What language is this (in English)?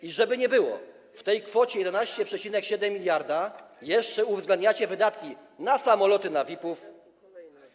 Polish